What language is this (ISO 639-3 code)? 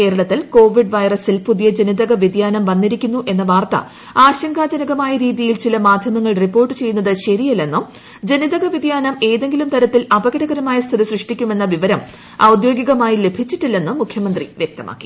mal